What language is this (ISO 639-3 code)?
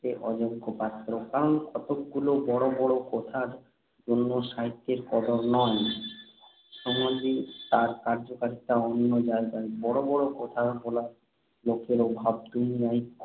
ben